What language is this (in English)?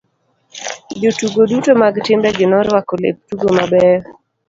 Luo (Kenya and Tanzania)